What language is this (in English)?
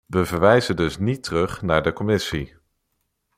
Dutch